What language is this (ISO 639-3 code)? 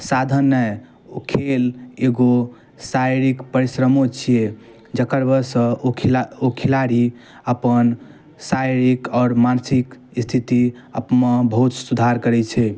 mai